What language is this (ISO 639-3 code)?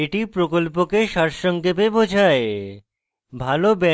ben